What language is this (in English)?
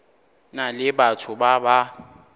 Northern Sotho